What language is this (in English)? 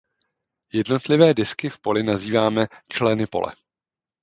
Czech